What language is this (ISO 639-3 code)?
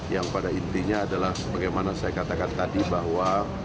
ind